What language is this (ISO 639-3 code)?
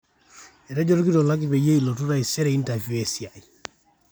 mas